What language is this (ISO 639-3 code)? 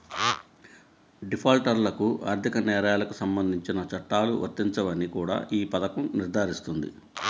tel